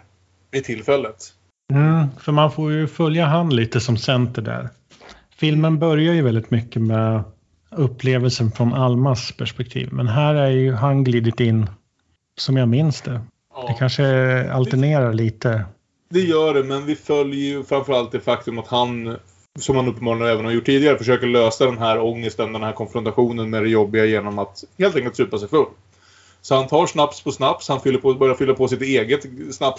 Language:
Swedish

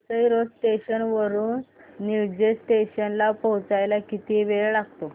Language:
Marathi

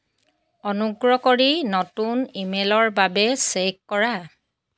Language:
Assamese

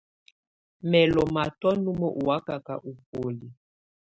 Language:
Tunen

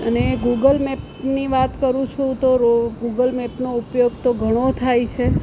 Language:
Gujarati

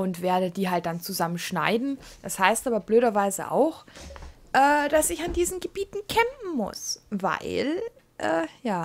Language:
German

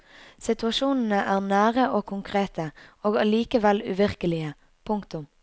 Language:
Norwegian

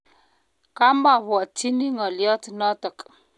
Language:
Kalenjin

